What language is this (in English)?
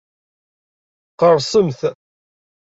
Kabyle